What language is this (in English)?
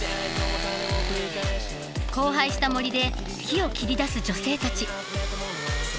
Japanese